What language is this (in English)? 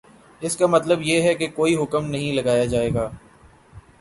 Urdu